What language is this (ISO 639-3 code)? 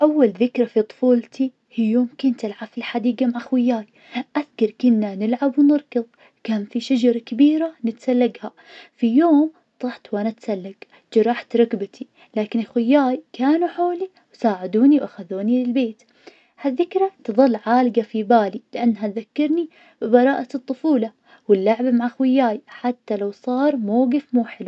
ars